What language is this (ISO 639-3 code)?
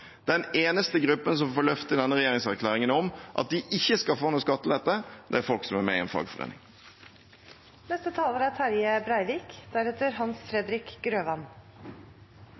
nob